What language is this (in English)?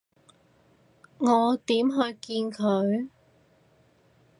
Cantonese